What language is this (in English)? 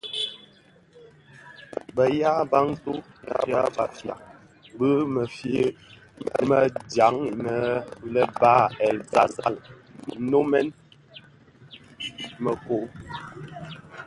Bafia